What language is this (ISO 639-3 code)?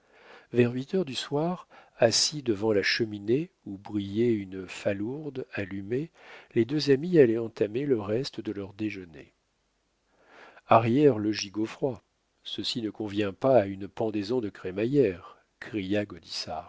fra